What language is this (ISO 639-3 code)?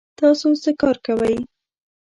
pus